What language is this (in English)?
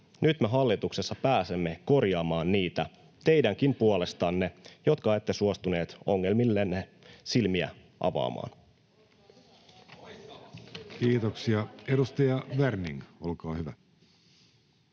Finnish